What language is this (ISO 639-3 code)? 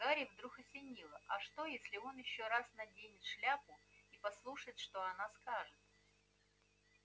rus